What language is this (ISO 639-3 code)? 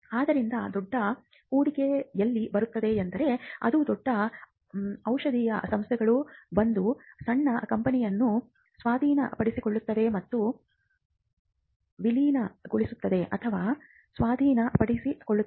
kan